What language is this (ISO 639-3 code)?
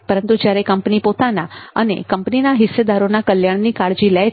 guj